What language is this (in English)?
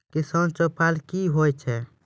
Maithili